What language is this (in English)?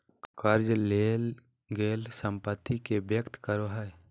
Magahi